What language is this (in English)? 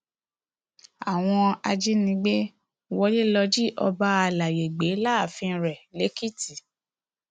Yoruba